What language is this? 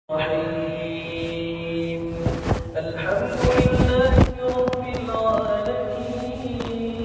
Arabic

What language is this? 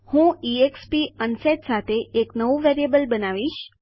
Gujarati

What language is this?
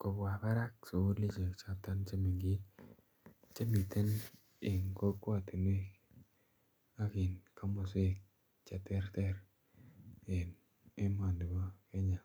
Kalenjin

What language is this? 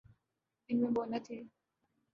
Urdu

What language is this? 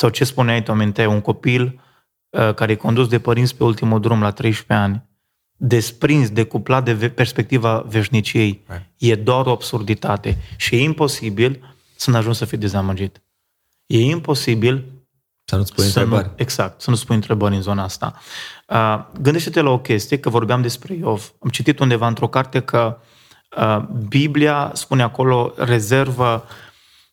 Romanian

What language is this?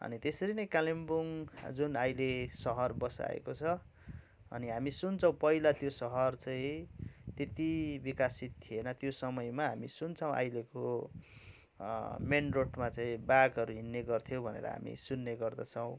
Nepali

